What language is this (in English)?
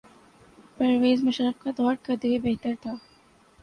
Urdu